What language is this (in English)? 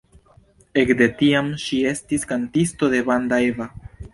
Esperanto